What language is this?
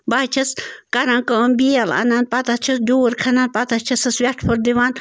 Kashmiri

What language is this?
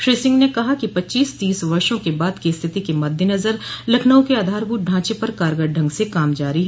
Hindi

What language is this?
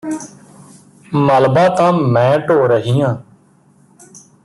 Punjabi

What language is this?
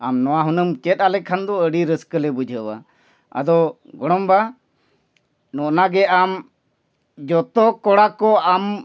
Santali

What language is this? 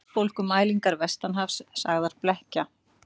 Icelandic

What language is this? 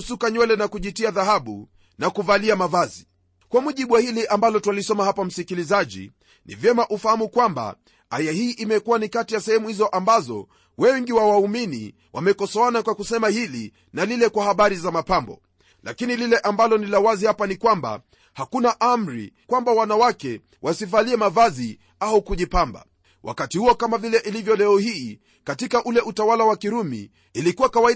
Swahili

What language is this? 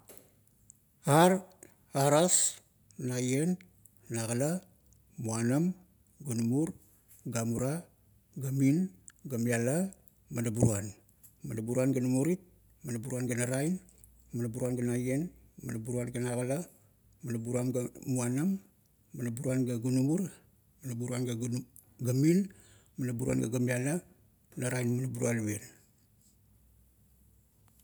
Kuot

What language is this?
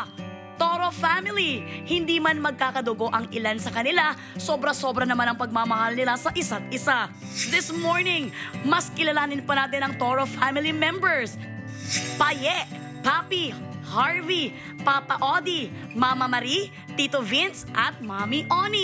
Filipino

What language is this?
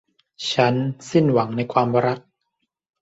Thai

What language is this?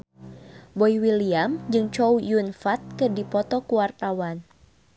Sundanese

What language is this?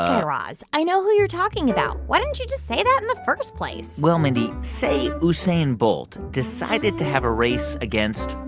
English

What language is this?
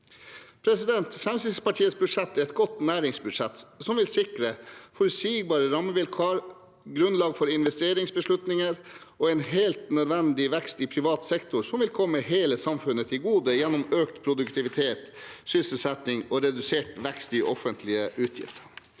Norwegian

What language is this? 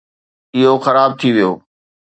Sindhi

